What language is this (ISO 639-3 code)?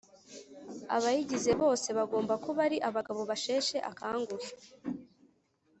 kin